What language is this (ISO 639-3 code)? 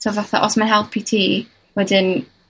cym